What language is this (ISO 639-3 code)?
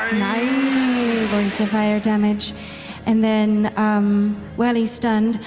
eng